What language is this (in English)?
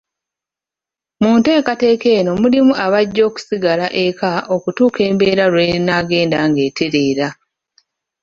Ganda